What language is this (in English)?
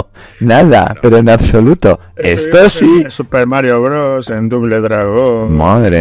Spanish